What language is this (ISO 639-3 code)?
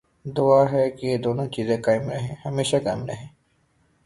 urd